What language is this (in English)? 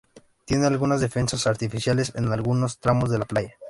Spanish